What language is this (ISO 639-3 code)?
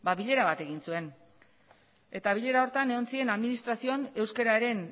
eus